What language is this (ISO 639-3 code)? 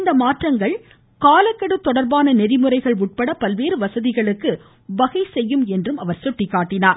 tam